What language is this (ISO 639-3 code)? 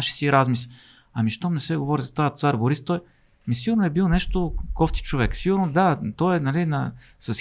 bul